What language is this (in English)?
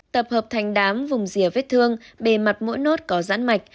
Vietnamese